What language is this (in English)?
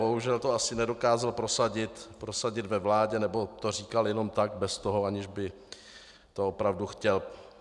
Czech